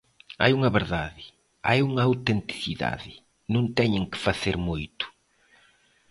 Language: Galician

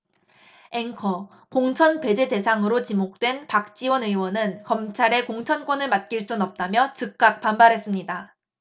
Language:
Korean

